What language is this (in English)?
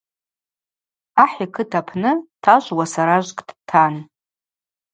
Abaza